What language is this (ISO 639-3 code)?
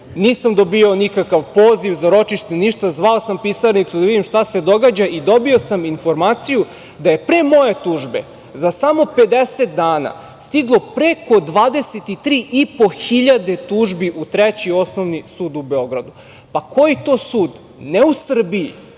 srp